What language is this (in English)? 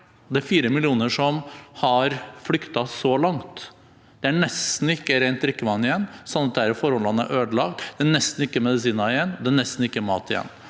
Norwegian